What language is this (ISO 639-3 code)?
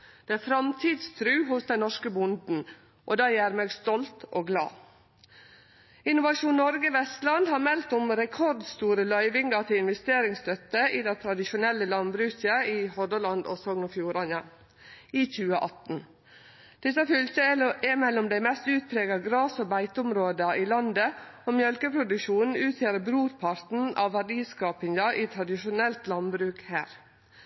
nno